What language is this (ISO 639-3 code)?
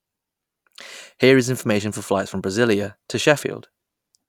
eng